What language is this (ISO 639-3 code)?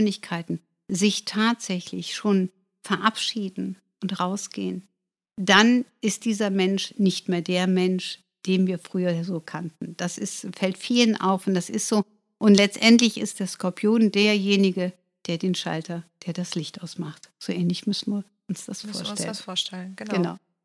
deu